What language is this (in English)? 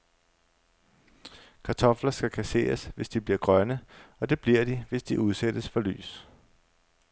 Danish